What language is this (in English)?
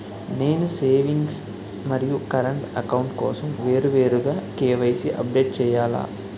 Telugu